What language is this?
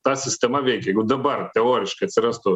Lithuanian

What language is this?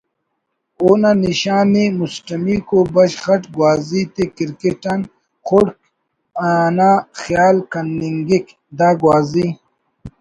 Brahui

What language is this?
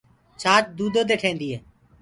Gurgula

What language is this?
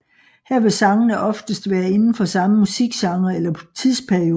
Danish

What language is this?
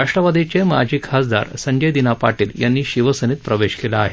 Marathi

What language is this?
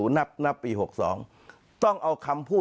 Thai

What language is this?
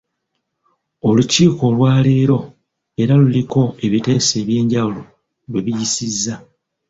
Ganda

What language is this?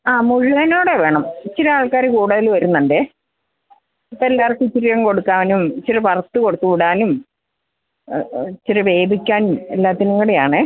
Malayalam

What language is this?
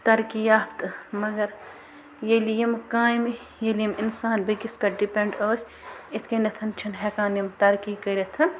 Kashmiri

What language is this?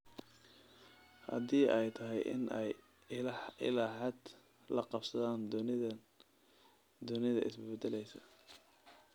Somali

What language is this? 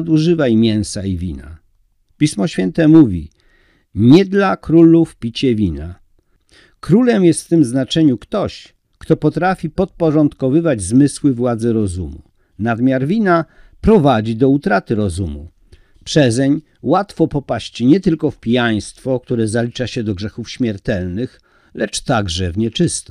Polish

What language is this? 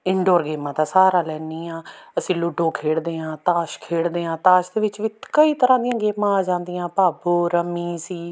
Punjabi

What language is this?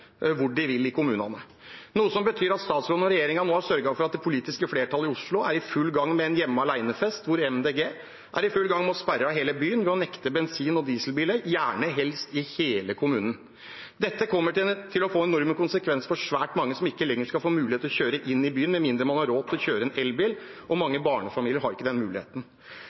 Norwegian Bokmål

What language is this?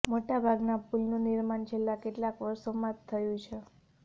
Gujarati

